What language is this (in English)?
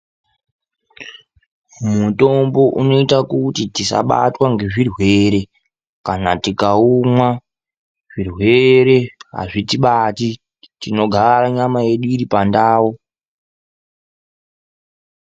Ndau